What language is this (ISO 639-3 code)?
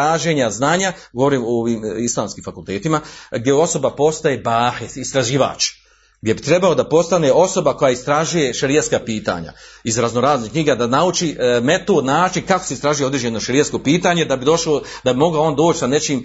hrv